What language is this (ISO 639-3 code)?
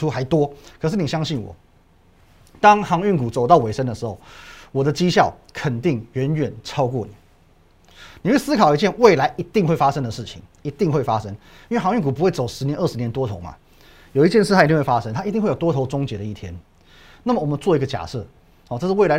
zho